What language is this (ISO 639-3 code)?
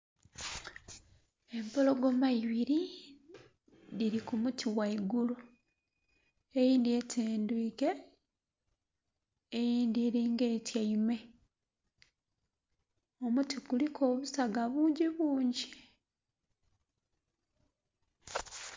xog